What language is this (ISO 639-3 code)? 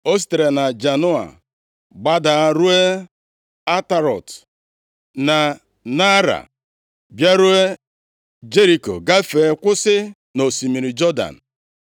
ibo